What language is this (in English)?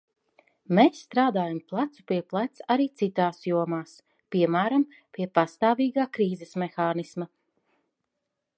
Latvian